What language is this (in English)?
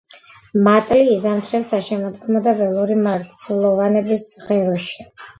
Georgian